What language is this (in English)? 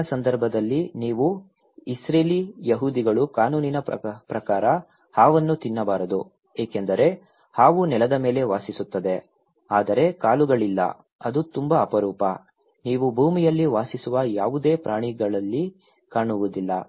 Kannada